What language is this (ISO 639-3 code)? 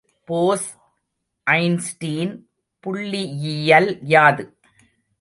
tam